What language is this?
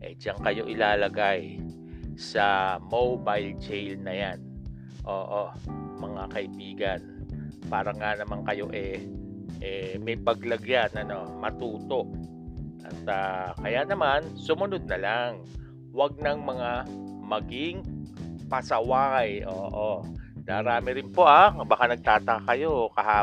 Filipino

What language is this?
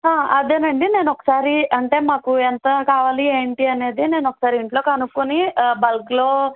Telugu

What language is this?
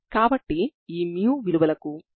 Telugu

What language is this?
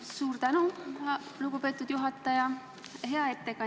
Estonian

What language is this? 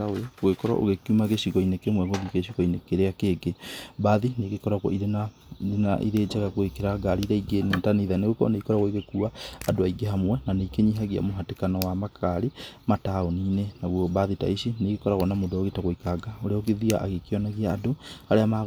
Kikuyu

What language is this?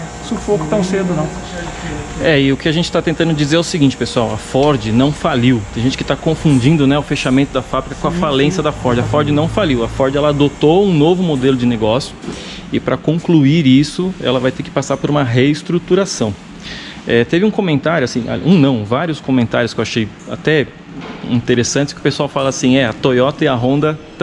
Portuguese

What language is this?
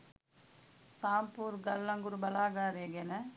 Sinhala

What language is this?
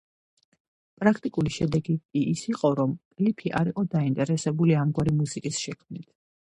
Georgian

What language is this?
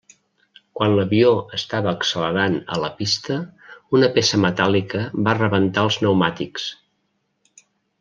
Catalan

